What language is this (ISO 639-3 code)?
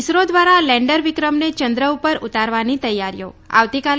guj